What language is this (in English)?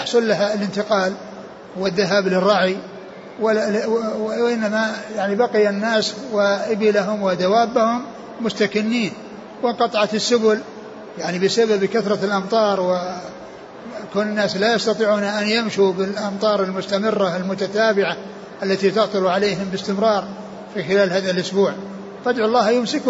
Arabic